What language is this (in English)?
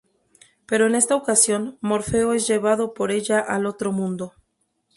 Spanish